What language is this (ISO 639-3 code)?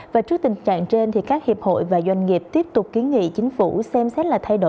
vie